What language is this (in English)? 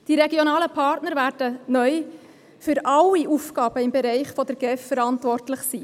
Swiss German